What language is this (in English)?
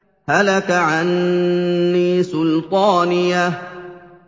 Arabic